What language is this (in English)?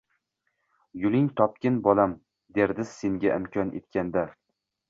Uzbek